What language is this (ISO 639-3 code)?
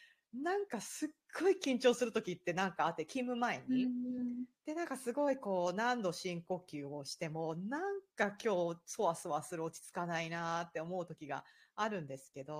jpn